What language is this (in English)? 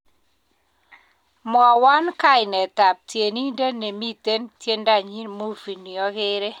Kalenjin